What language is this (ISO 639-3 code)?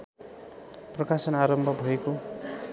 nep